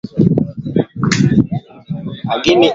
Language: Swahili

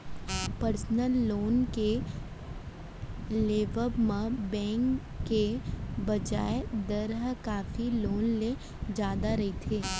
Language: Chhattisgarhi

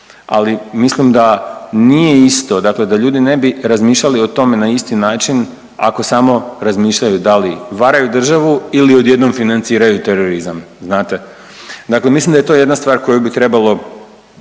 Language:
Croatian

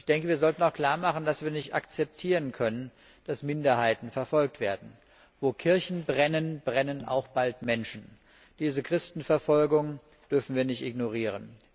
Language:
German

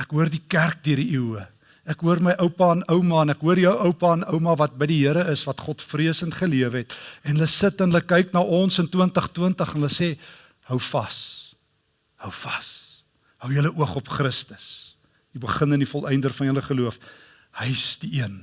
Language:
Dutch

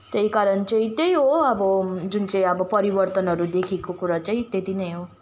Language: Nepali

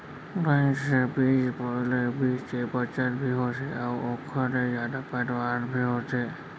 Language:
Chhattisgarhi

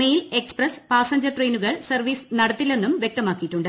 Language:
Malayalam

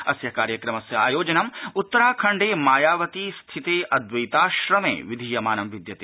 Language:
Sanskrit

